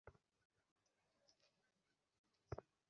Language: Bangla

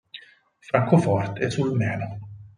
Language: Italian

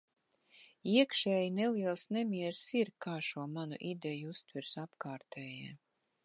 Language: Latvian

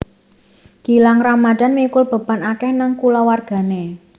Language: Javanese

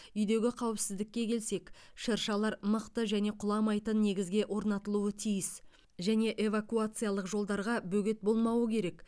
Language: Kazakh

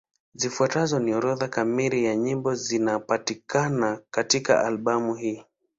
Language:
Swahili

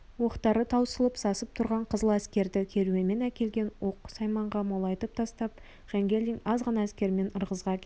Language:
Kazakh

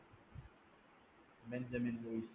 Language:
Malayalam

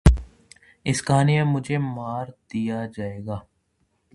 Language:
Urdu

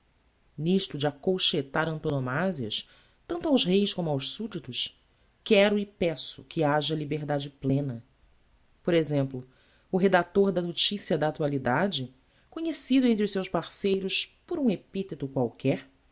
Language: Portuguese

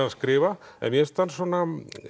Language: Icelandic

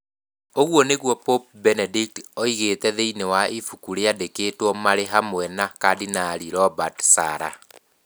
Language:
Kikuyu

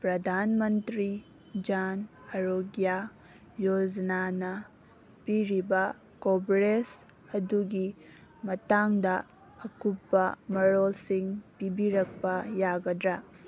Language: Manipuri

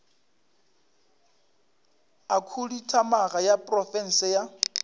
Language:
Northern Sotho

